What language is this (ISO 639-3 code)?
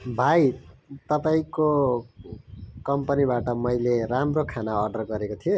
nep